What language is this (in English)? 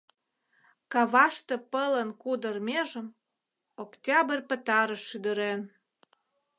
Mari